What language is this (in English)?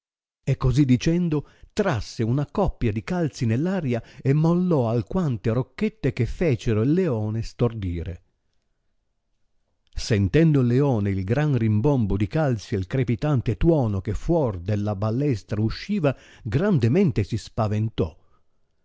Italian